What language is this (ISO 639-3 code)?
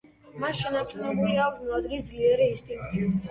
kat